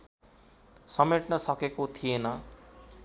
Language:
Nepali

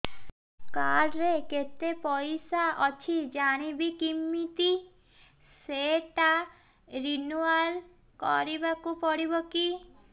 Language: Odia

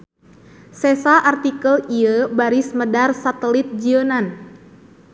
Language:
Sundanese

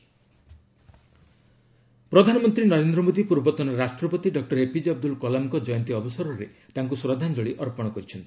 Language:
Odia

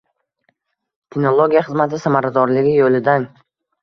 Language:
Uzbek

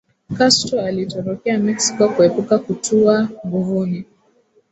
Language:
Swahili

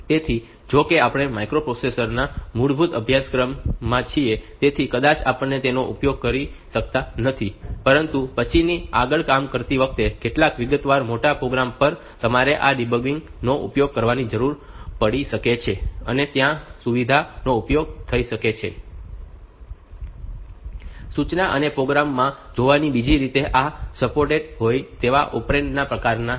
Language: Gujarati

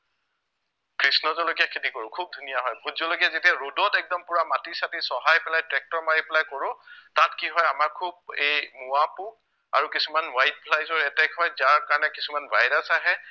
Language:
Assamese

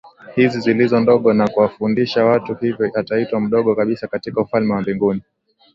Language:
Swahili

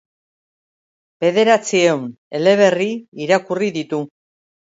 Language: Basque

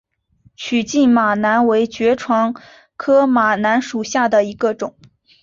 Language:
Chinese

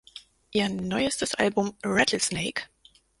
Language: German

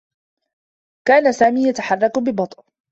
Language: Arabic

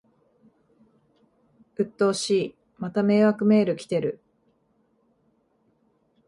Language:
Japanese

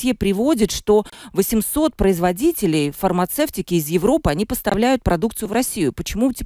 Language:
Russian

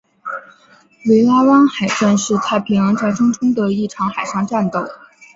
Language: Chinese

